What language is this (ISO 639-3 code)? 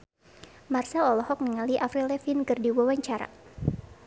sun